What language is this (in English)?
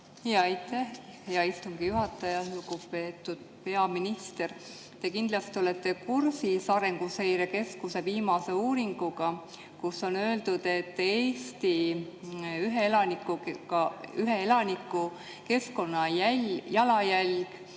Estonian